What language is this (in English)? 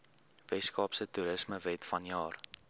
Afrikaans